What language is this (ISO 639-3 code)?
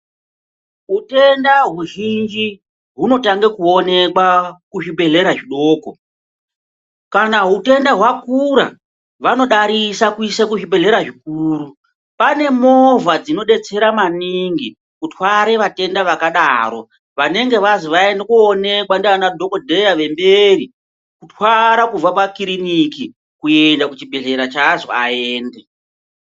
ndc